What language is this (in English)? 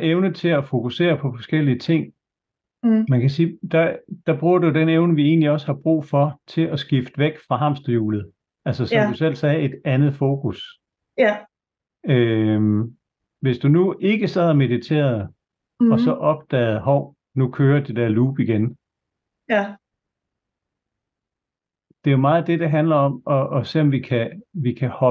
Danish